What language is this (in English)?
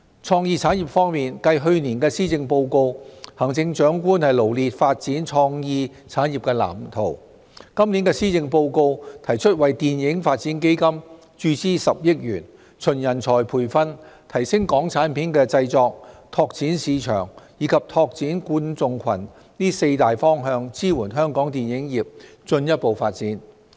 Cantonese